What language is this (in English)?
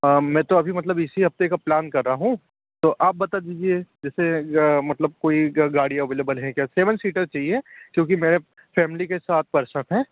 Hindi